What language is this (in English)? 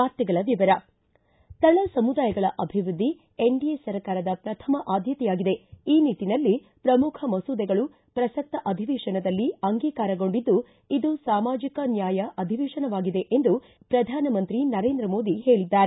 Kannada